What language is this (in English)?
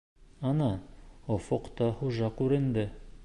Bashkir